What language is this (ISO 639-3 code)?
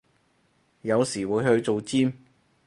yue